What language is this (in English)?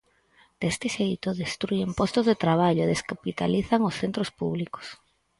Galician